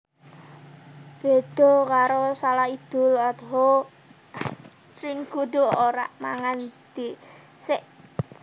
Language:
Javanese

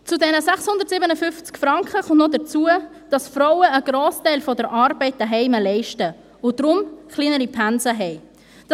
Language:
Swiss German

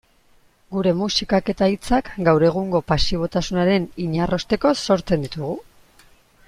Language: Basque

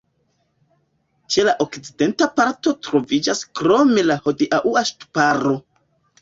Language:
Esperanto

